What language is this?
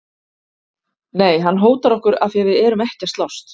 Icelandic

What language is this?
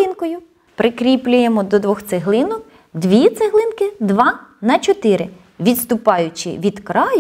Ukrainian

